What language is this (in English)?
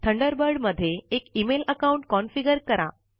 Marathi